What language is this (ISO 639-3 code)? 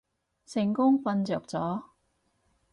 yue